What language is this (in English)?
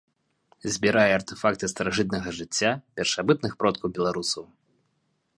Belarusian